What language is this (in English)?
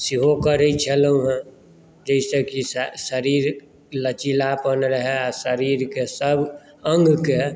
Maithili